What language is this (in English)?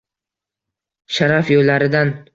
Uzbek